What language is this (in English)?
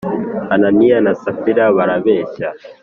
Kinyarwanda